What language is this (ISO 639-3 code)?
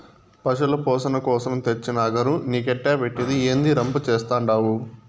tel